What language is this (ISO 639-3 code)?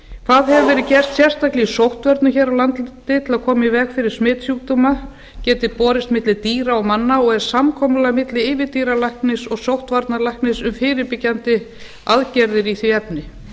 isl